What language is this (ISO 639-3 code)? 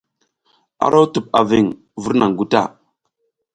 giz